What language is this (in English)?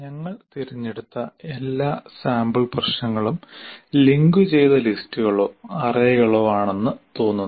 Malayalam